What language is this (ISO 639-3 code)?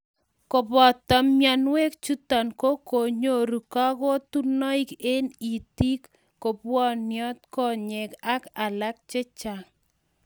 kln